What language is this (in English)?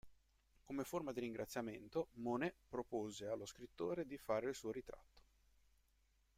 Italian